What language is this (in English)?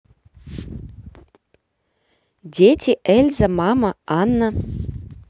Russian